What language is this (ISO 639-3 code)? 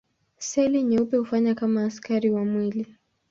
swa